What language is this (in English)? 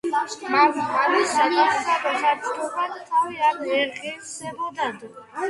Georgian